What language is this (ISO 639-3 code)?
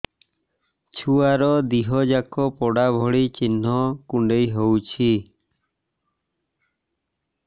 ori